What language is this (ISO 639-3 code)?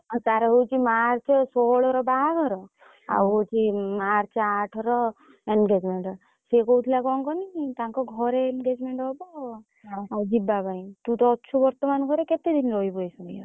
ori